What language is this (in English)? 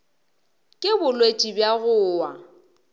Northern Sotho